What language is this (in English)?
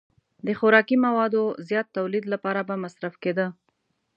Pashto